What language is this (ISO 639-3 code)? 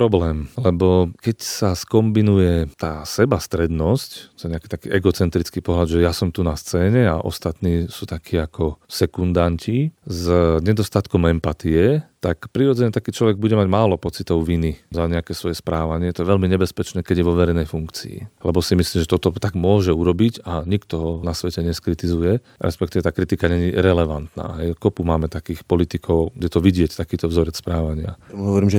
slk